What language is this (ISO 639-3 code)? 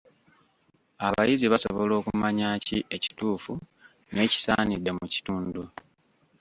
lug